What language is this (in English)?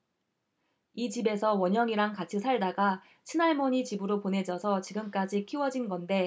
Korean